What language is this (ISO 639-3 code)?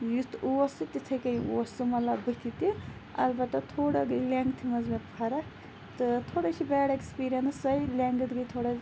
kas